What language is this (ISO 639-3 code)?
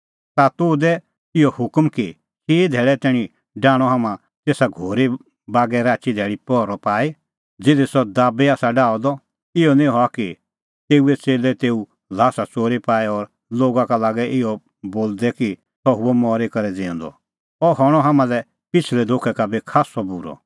kfx